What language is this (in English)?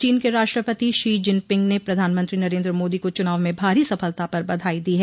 Hindi